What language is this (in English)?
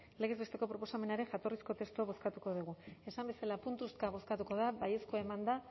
Basque